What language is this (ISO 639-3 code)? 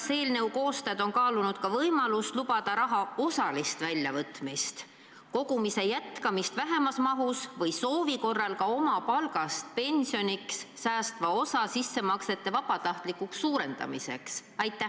est